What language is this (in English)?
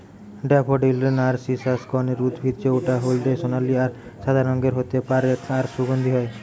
Bangla